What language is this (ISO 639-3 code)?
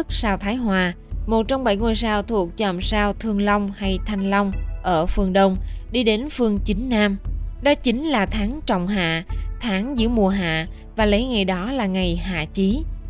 vie